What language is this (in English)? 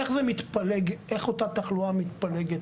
Hebrew